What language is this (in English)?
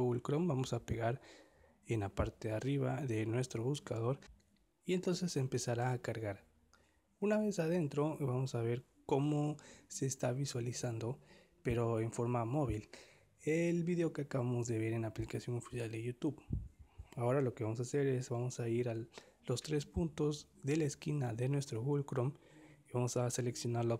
Spanish